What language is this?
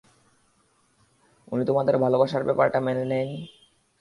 Bangla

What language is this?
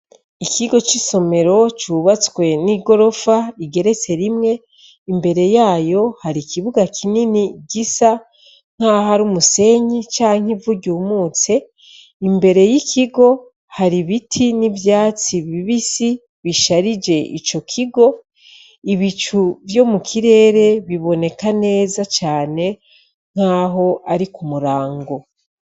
Rundi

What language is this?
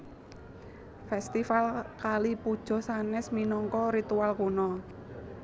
Javanese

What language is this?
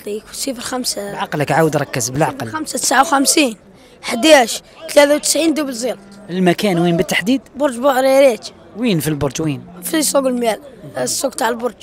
Arabic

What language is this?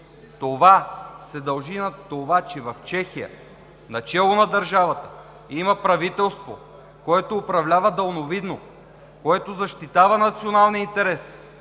Bulgarian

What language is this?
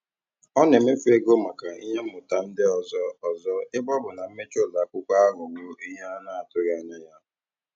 Igbo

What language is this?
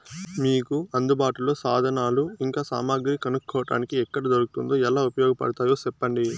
Telugu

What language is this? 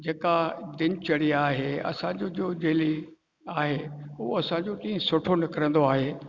Sindhi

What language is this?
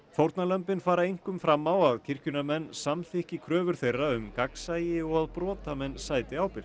Icelandic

